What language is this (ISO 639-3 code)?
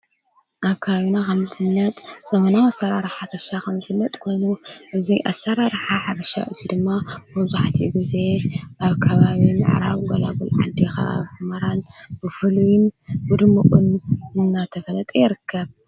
tir